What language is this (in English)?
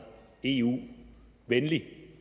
Danish